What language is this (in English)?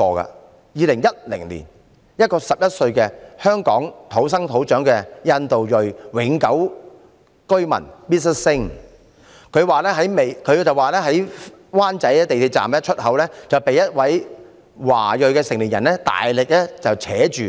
Cantonese